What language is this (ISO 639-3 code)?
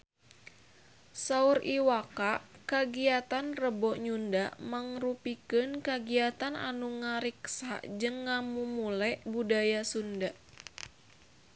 sun